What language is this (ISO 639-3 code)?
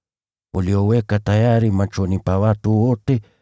swa